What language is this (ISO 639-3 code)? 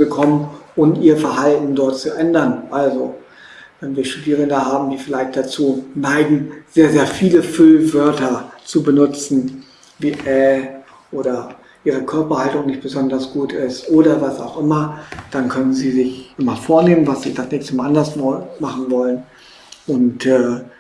deu